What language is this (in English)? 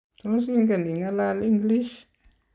Kalenjin